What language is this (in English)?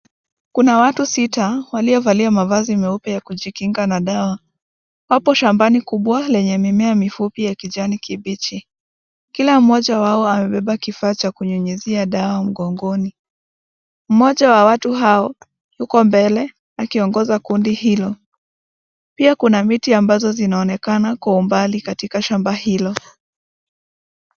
Swahili